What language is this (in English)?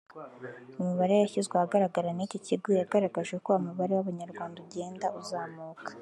Kinyarwanda